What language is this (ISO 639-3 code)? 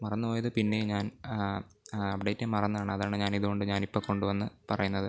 mal